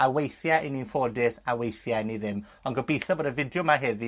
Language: Welsh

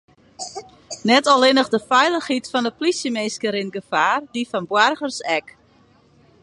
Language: Western Frisian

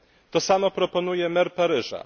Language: Polish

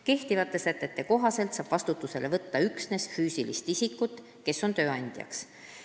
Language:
Estonian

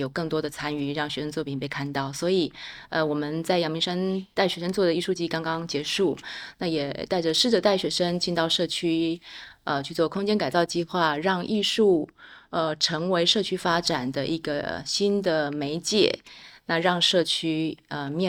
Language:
Chinese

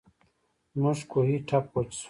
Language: Pashto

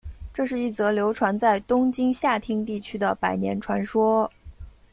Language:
Chinese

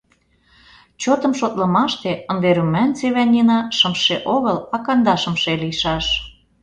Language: Mari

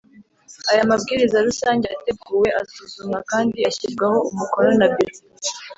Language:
Kinyarwanda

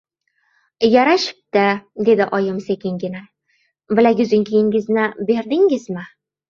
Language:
Uzbek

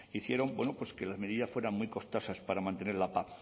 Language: Spanish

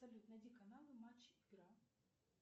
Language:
Russian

